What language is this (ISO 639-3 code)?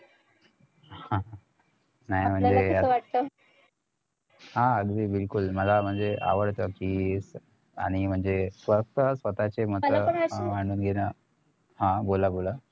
mar